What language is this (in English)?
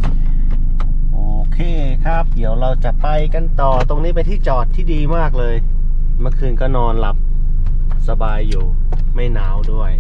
Thai